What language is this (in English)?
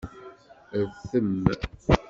Kabyle